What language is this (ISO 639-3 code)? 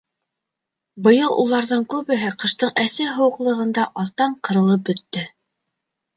bak